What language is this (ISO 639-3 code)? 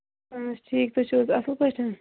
kas